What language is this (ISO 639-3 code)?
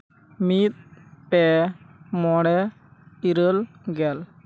sat